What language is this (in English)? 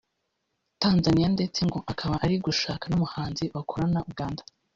Kinyarwanda